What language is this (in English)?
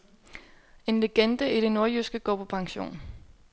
Danish